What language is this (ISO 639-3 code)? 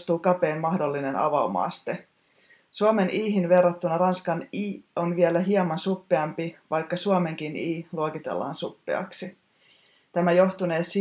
fin